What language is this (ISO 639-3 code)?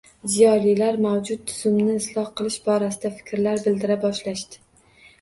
uzb